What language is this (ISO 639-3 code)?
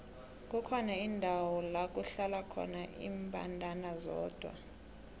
nbl